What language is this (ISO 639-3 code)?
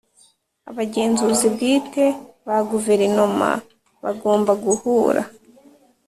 kin